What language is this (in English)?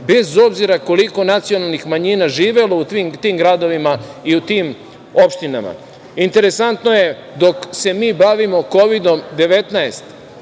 Serbian